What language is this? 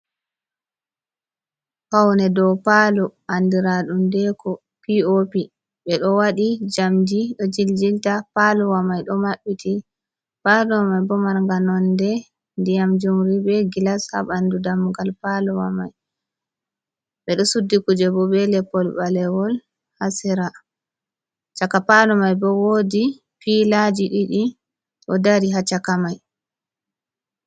Fula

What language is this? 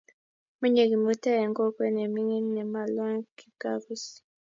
Kalenjin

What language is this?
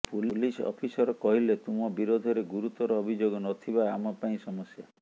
Odia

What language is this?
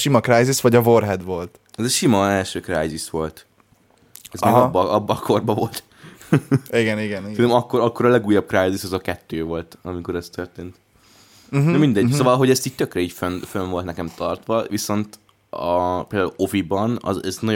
Hungarian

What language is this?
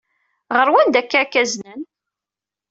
Kabyle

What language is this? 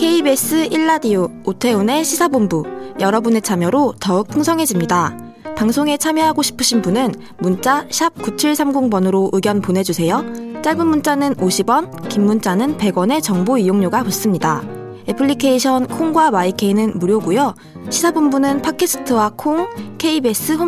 Korean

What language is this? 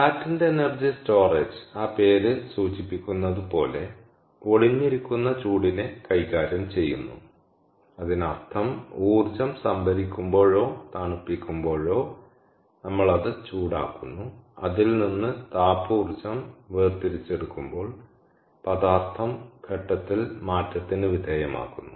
Malayalam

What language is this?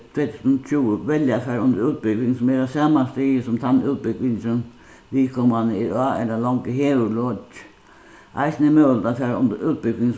Faroese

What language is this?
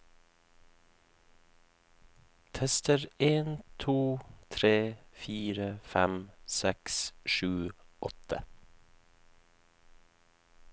Norwegian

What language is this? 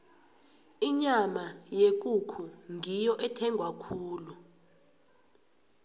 South Ndebele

